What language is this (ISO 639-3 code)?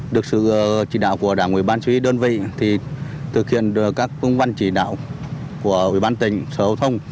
vie